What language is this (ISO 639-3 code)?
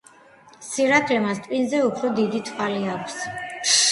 kat